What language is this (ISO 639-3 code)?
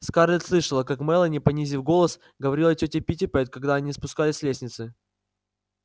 rus